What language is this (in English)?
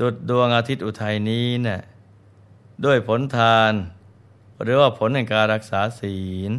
Thai